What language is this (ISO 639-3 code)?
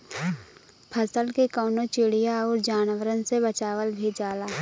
bho